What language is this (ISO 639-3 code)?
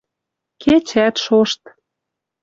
mrj